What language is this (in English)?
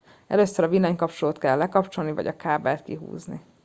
Hungarian